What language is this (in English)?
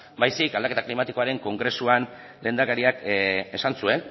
Basque